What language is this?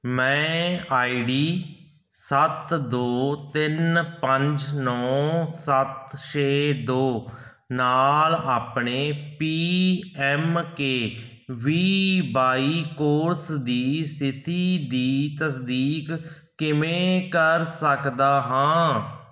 Punjabi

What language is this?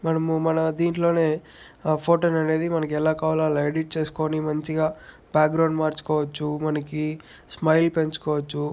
Telugu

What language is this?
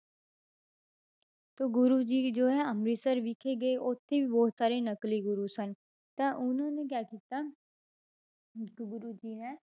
Punjabi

